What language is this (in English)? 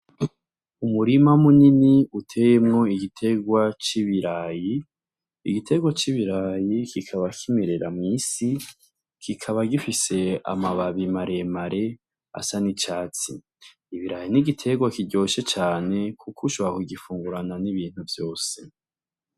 Rundi